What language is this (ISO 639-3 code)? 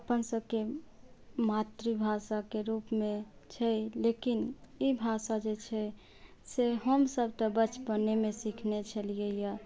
mai